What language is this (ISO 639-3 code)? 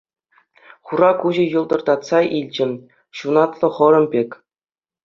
chv